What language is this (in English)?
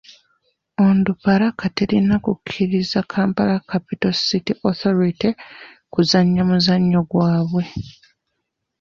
Ganda